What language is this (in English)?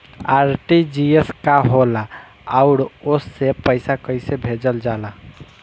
Bhojpuri